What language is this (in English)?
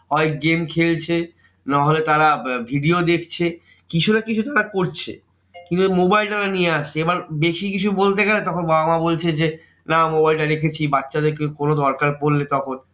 Bangla